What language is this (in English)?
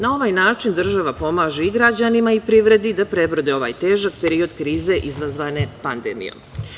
Serbian